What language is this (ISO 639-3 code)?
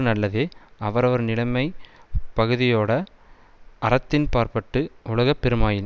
tam